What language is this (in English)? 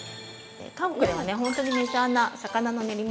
Japanese